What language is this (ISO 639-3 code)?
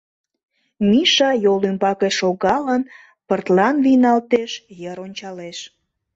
chm